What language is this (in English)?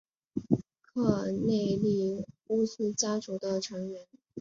Chinese